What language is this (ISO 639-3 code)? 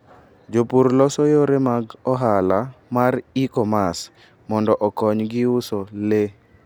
luo